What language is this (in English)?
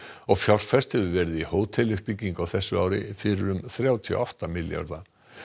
Icelandic